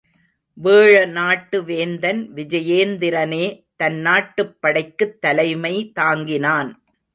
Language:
Tamil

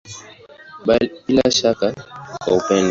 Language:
Swahili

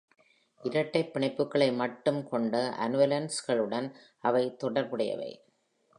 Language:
Tamil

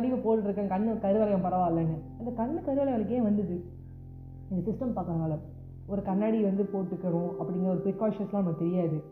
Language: Tamil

